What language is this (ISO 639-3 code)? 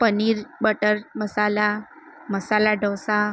guj